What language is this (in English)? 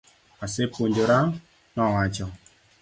Luo (Kenya and Tanzania)